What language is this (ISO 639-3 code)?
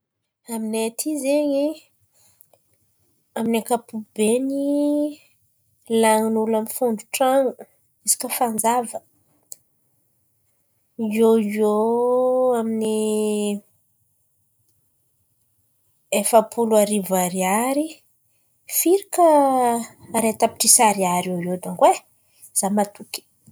xmv